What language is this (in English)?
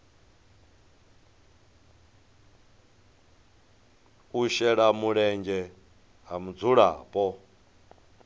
Venda